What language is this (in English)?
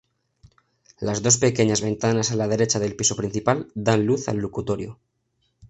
Spanish